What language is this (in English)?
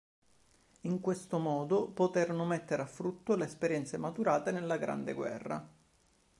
Italian